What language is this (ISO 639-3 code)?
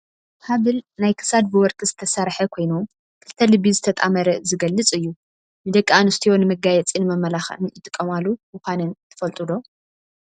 tir